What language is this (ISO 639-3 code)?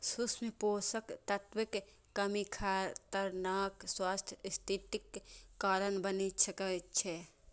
mai